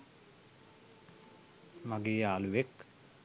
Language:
Sinhala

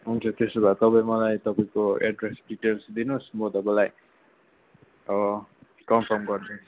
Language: Nepali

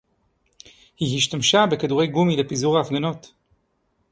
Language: Hebrew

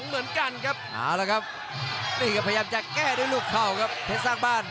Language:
Thai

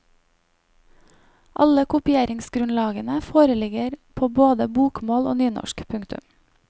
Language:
Norwegian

